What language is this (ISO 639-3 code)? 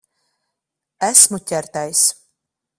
lav